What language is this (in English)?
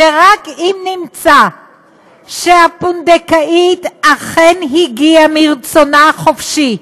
Hebrew